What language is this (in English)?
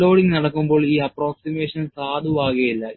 Malayalam